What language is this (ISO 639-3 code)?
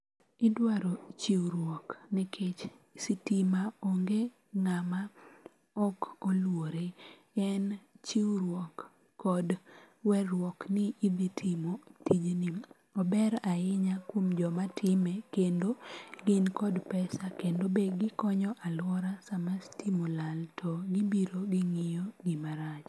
luo